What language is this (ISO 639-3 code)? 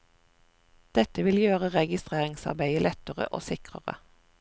nor